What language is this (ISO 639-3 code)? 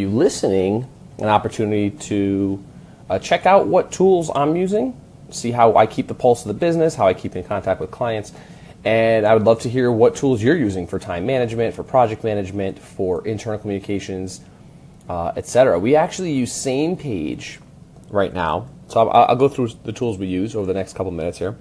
eng